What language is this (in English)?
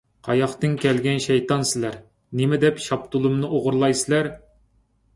Uyghur